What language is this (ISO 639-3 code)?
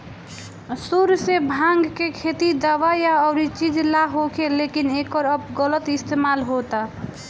bho